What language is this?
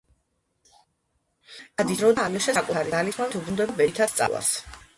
Georgian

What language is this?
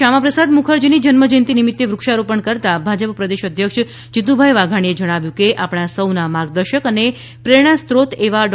Gujarati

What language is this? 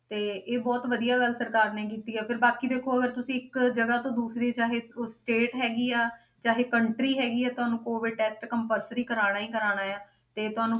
Punjabi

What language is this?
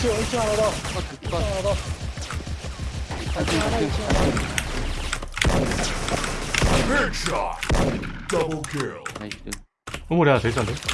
Korean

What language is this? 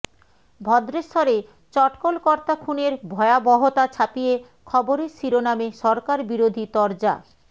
Bangla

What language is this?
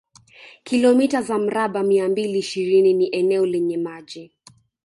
Swahili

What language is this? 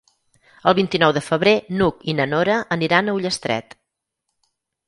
Catalan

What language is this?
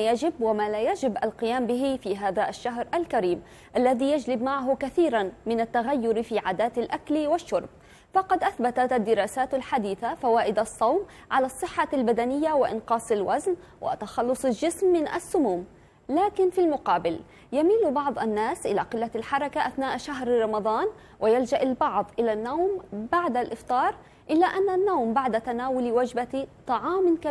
Arabic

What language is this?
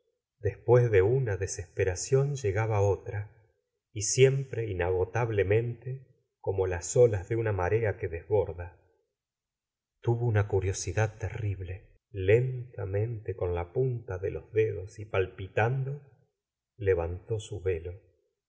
Spanish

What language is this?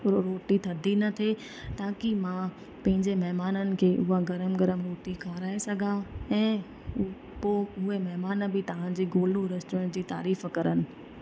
Sindhi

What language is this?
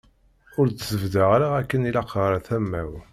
Kabyle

